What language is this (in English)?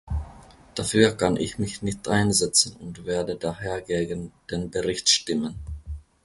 German